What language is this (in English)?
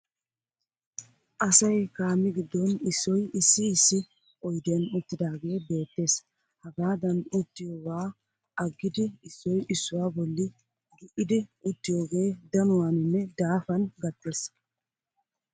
Wolaytta